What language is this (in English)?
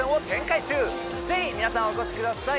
Japanese